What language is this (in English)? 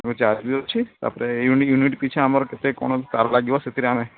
Odia